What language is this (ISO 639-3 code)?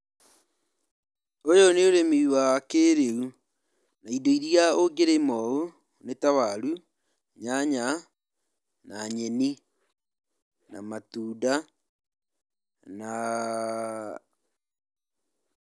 kik